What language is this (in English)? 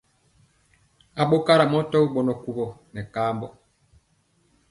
Mpiemo